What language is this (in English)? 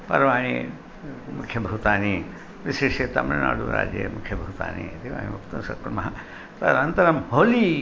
Sanskrit